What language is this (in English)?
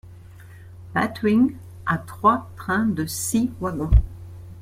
French